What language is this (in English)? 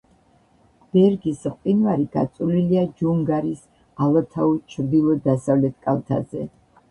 Georgian